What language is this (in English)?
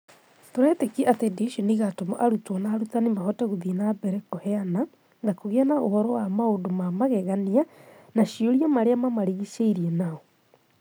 Kikuyu